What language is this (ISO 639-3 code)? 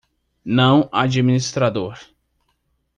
por